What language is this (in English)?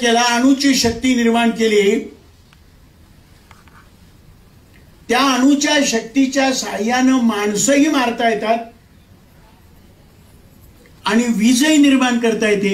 Hindi